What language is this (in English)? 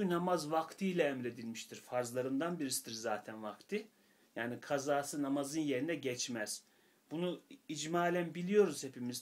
Turkish